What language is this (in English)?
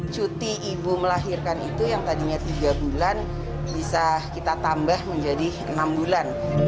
Indonesian